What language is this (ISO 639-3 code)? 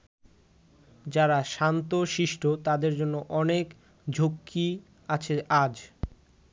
ben